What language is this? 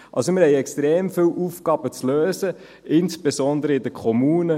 Swiss German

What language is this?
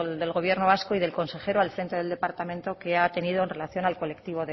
Spanish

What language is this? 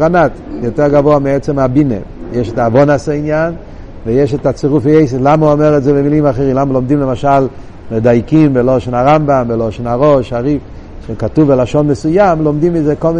Hebrew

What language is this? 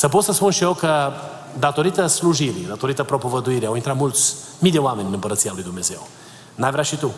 Romanian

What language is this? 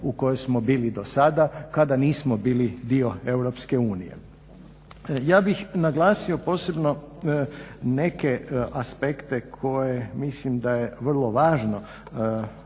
Croatian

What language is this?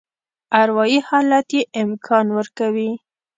Pashto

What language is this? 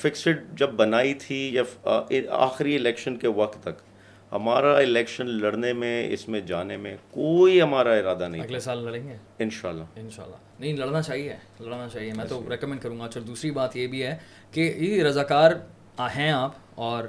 Urdu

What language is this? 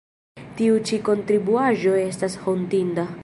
Esperanto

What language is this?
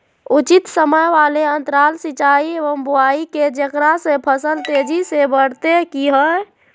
Magahi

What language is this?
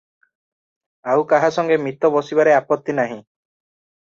Odia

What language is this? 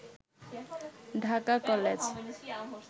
Bangla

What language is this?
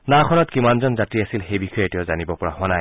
Assamese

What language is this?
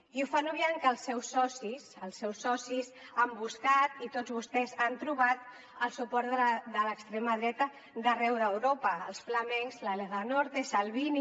Catalan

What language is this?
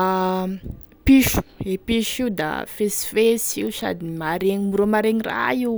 Tesaka Malagasy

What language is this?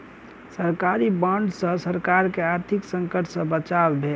Maithili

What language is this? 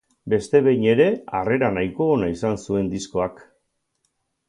Basque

